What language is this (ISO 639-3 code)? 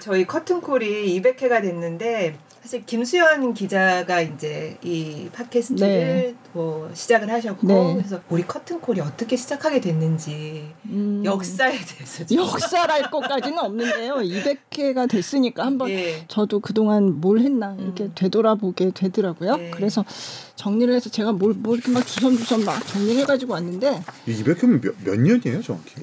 kor